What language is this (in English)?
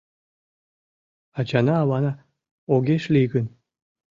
Mari